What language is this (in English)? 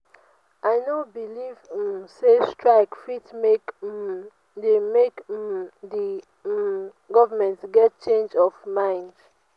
Nigerian Pidgin